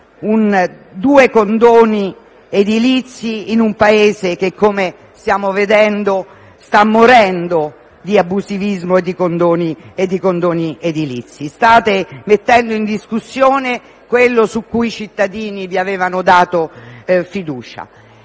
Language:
Italian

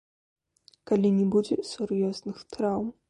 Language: Belarusian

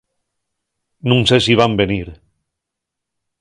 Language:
Asturian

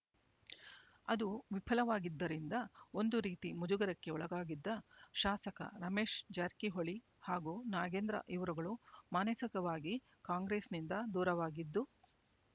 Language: Kannada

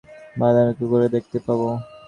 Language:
Bangla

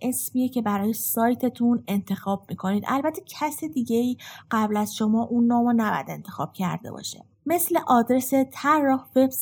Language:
Persian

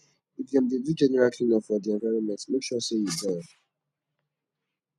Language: Nigerian Pidgin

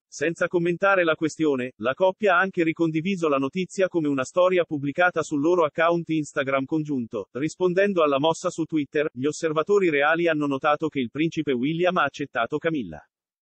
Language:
Italian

